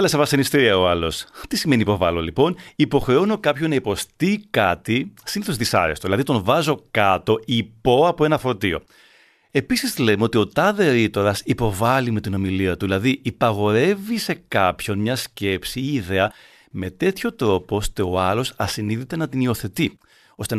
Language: Greek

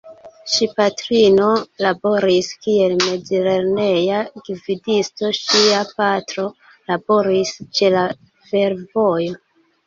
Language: Esperanto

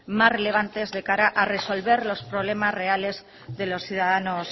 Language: Spanish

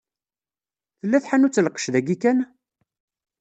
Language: Kabyle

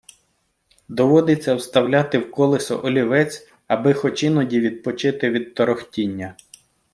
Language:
Ukrainian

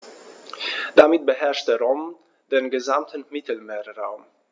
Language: German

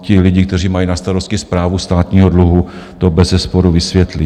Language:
Czech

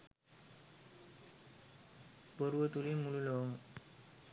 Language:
Sinhala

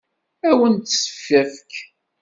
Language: Kabyle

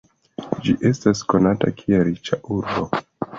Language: Esperanto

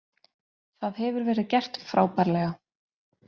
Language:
Icelandic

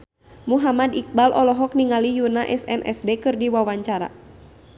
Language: Sundanese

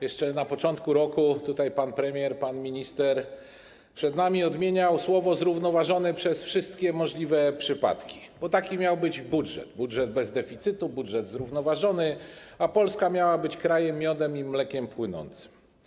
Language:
Polish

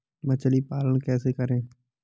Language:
Hindi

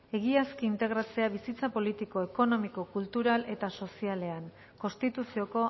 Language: Basque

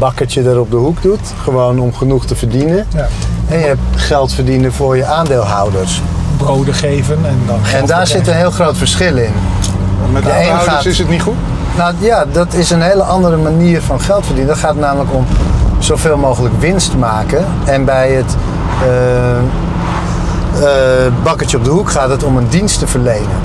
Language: Dutch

